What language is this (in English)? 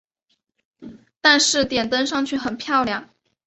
Chinese